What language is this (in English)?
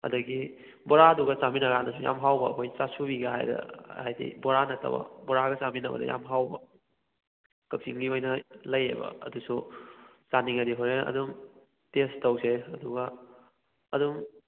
Manipuri